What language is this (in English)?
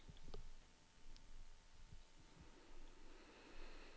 Norwegian